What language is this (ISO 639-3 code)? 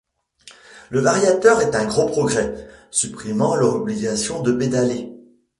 fra